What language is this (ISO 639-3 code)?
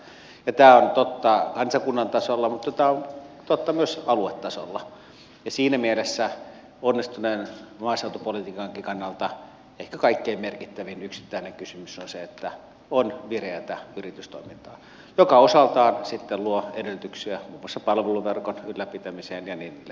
fin